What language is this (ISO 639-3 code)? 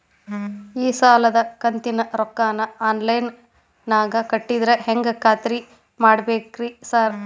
kan